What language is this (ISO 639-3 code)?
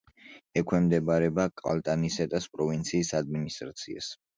kat